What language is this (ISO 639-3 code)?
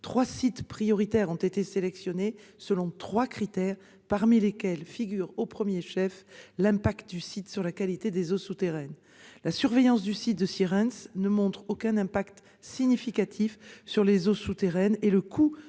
fra